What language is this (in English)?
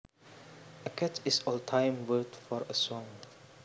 Javanese